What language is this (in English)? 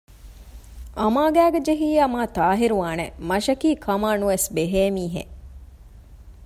Divehi